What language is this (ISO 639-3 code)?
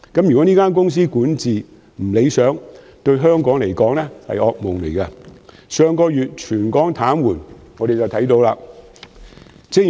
yue